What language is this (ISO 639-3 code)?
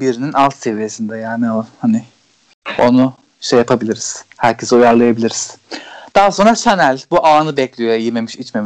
tur